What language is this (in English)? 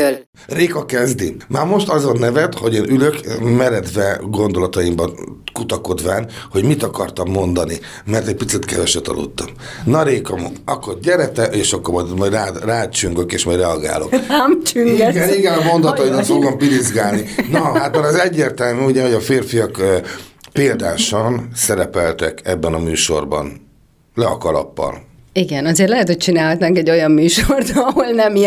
Hungarian